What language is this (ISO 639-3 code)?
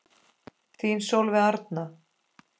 isl